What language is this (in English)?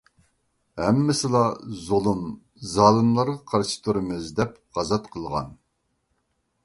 Uyghur